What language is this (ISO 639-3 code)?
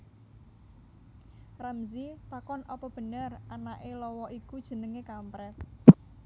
jav